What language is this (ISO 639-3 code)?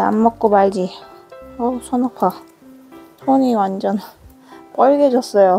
kor